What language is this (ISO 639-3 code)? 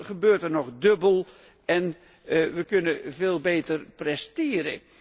nld